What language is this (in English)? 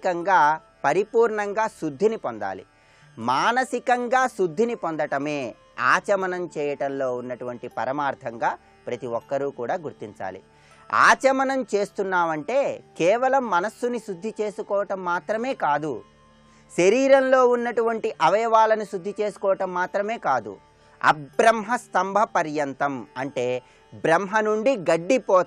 Romanian